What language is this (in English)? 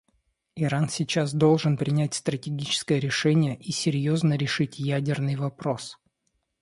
Russian